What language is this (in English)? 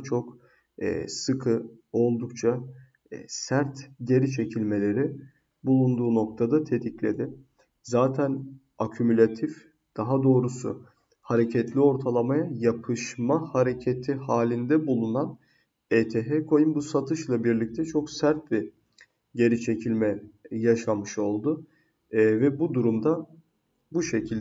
Turkish